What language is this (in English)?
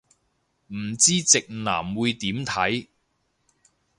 Cantonese